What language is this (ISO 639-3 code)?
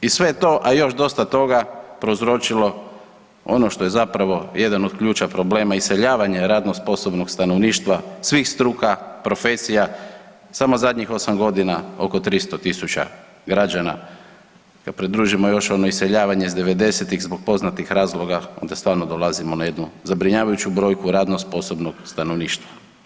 hrv